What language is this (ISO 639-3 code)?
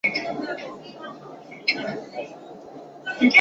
zho